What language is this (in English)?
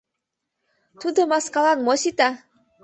Mari